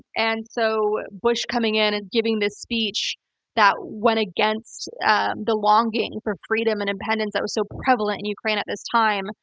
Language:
English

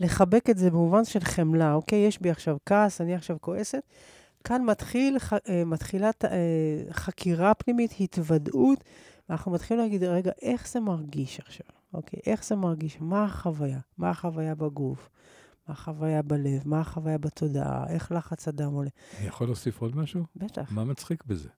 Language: Hebrew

